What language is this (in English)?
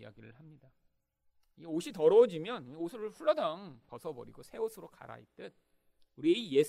Korean